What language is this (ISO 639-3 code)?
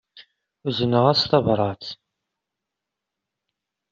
kab